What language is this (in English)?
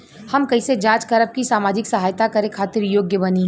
Bhojpuri